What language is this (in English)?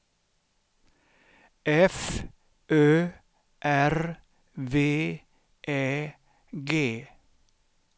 Swedish